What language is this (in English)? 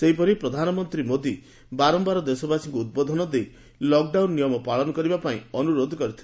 Odia